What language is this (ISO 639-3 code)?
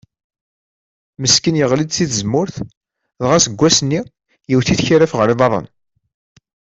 kab